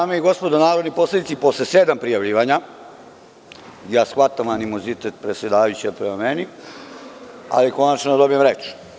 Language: Serbian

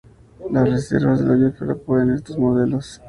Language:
Spanish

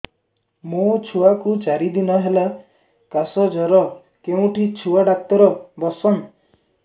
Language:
Odia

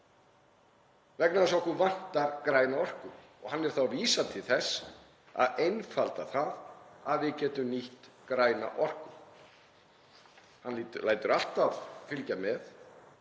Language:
Icelandic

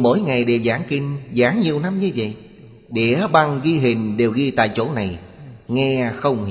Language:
Vietnamese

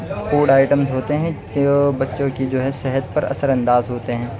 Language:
Urdu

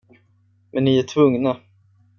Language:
Swedish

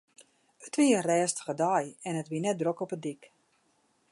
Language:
Western Frisian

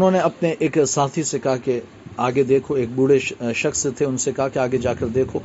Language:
Urdu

